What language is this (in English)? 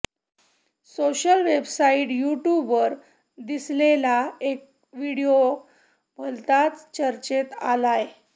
Marathi